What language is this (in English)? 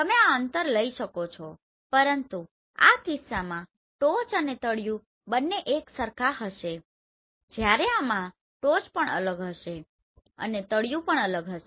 Gujarati